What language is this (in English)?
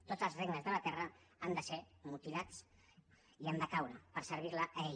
Catalan